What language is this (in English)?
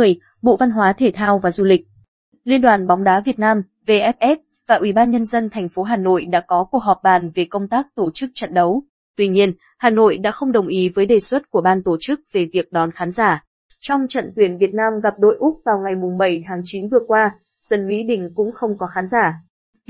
Vietnamese